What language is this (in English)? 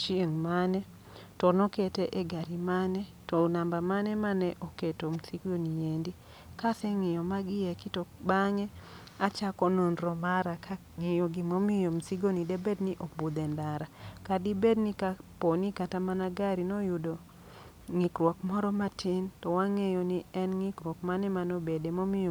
Luo (Kenya and Tanzania)